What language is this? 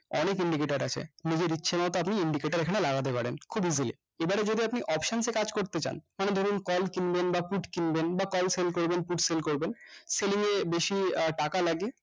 Bangla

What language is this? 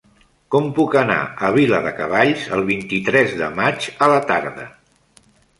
Catalan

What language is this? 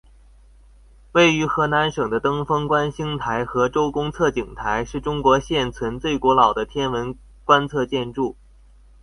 Chinese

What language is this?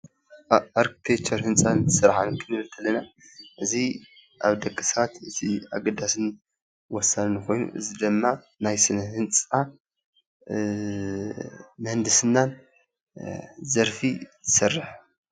Tigrinya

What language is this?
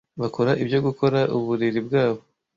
Kinyarwanda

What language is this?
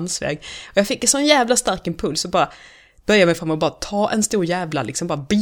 Swedish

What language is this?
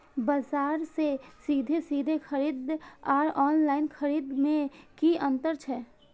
Maithili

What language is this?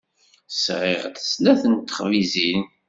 Kabyle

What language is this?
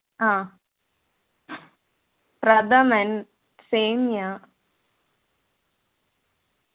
Malayalam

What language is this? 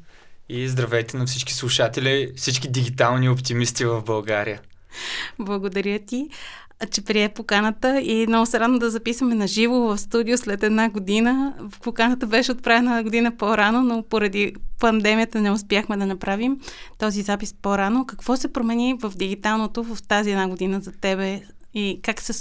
Bulgarian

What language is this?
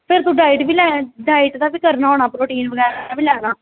Dogri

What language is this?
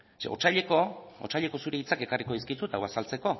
Basque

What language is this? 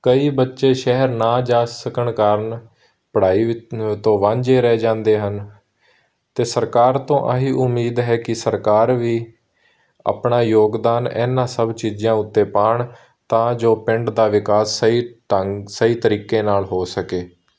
Punjabi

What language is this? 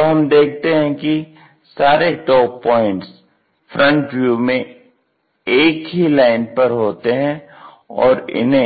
Hindi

